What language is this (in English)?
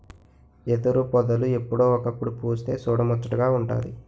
Telugu